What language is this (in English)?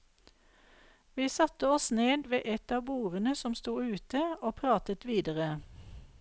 Norwegian